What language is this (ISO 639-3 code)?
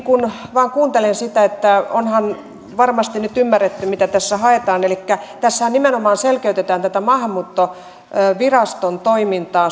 fin